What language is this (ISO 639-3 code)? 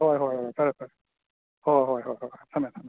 mni